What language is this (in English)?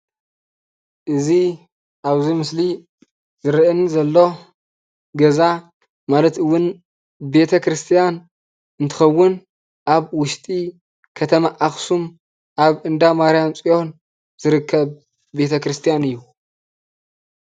Tigrinya